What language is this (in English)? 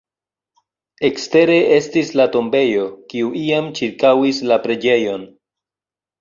Esperanto